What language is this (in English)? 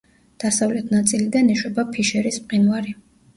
Georgian